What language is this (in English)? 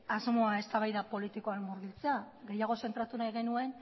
Basque